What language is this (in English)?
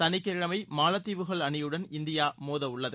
Tamil